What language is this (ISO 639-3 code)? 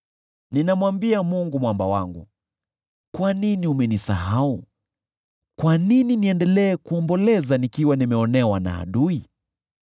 swa